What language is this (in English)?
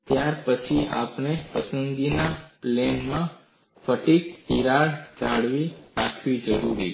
Gujarati